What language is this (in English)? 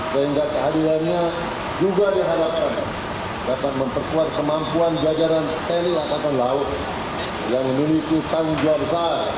Indonesian